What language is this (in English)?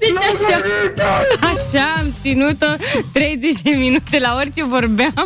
Romanian